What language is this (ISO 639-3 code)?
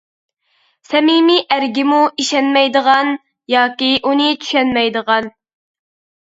uig